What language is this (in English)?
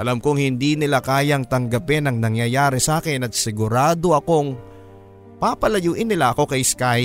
Filipino